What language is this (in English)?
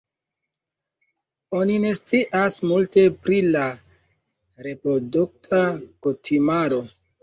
Esperanto